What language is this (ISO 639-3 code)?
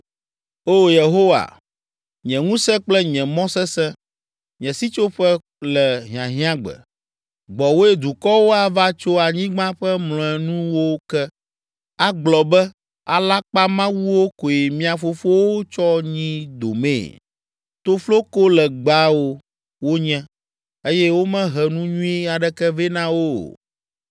ewe